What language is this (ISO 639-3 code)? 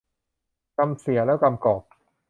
tha